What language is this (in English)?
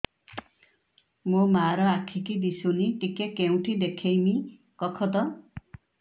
Odia